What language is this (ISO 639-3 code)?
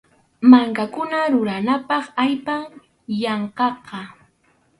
qxu